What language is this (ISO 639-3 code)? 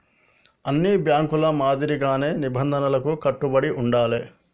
tel